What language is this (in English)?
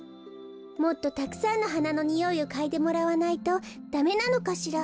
Japanese